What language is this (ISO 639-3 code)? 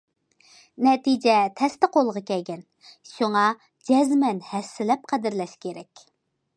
uig